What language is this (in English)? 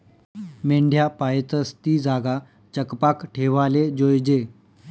Marathi